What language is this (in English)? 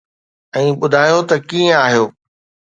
Sindhi